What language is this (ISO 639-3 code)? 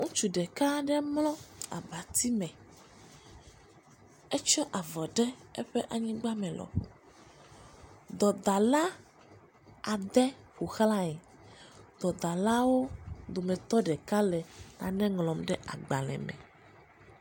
ewe